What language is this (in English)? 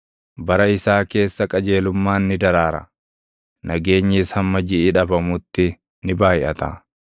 Oromo